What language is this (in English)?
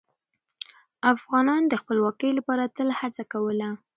Pashto